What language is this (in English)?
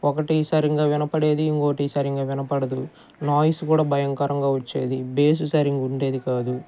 Telugu